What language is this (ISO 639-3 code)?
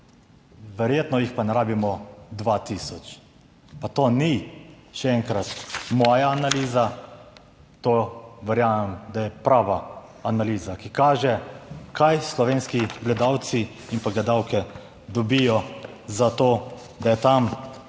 slv